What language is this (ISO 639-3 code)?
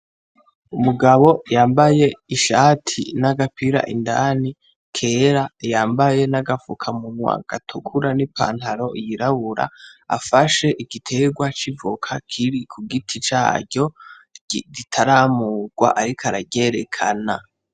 run